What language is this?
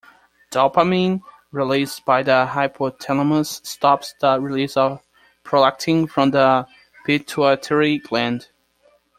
English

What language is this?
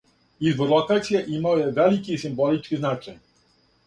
Serbian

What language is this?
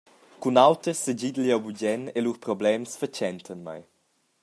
Romansh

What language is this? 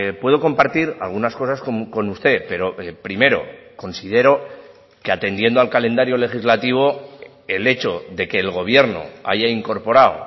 Spanish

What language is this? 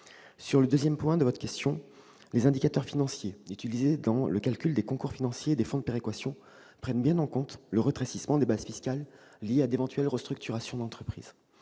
French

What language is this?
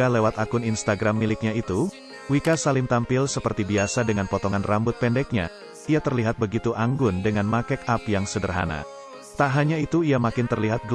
Indonesian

